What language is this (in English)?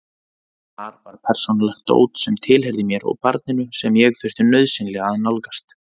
Icelandic